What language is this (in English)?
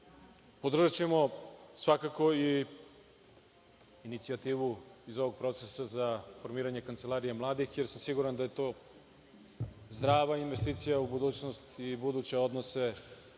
Serbian